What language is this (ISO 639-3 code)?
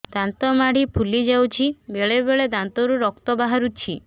ori